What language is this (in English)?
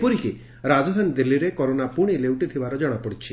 Odia